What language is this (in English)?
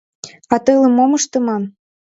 Mari